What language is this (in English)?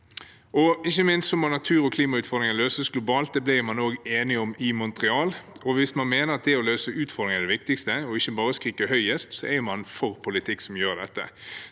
Norwegian